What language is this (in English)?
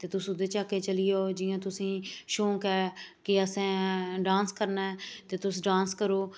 Dogri